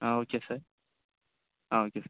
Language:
Tamil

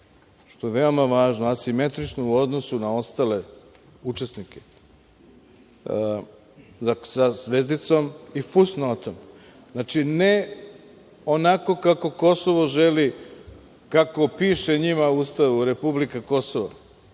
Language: Serbian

